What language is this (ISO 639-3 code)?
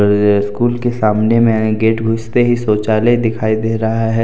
hin